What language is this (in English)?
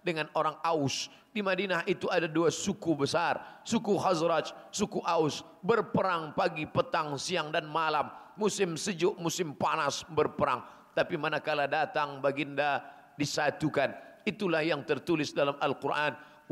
Malay